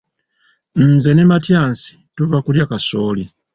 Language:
Ganda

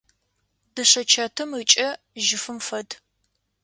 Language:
Adyghe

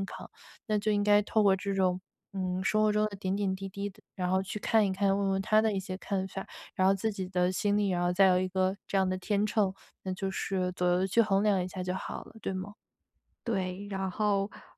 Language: Chinese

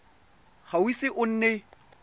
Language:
Tswana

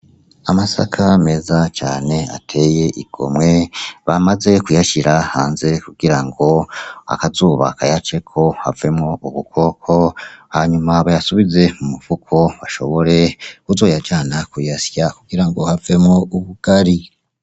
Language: Rundi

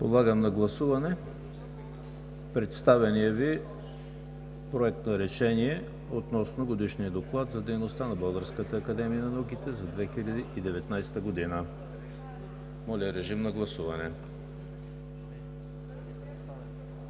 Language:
Bulgarian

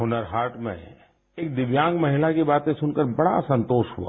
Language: Hindi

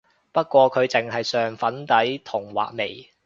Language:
Cantonese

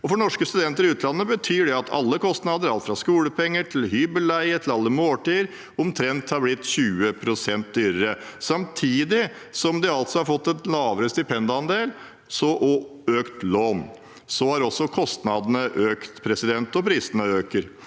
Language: Norwegian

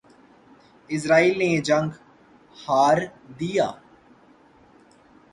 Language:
Urdu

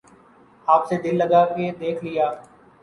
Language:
Urdu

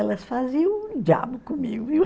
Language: Portuguese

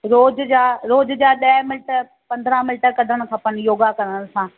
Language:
Sindhi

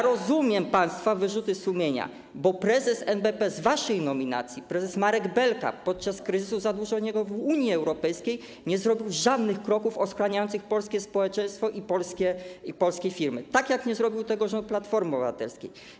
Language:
Polish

